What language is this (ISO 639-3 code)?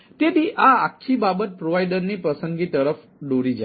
guj